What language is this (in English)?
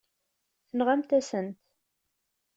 Kabyle